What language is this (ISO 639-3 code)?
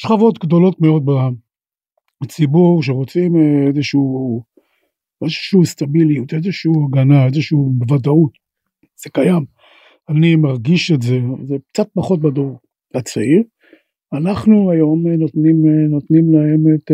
heb